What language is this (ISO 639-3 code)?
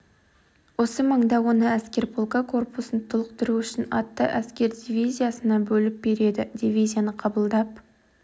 kaz